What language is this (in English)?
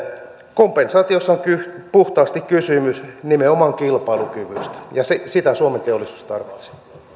Finnish